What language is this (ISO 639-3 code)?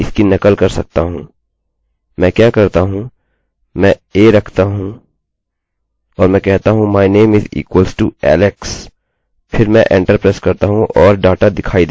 hin